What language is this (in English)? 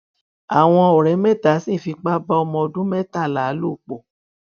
Yoruba